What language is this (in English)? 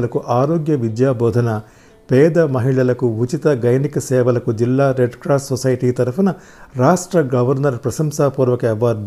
Telugu